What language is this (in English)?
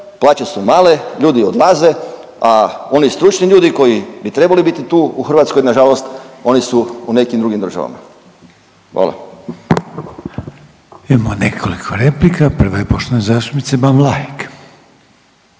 Croatian